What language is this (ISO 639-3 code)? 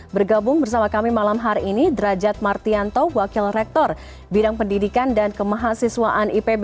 ind